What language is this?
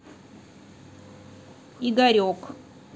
Russian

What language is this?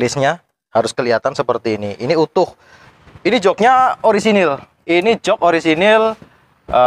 Indonesian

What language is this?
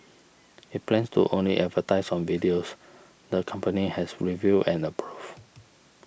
English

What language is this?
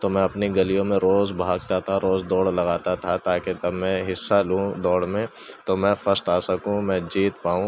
Urdu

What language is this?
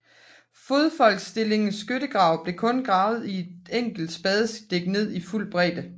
Danish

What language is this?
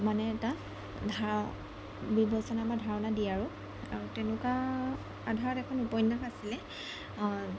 Assamese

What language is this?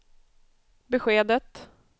Swedish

